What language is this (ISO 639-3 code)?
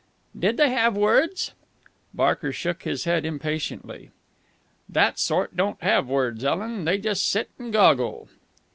eng